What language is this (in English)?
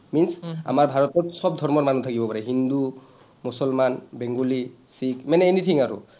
Assamese